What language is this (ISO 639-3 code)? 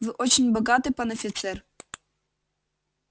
rus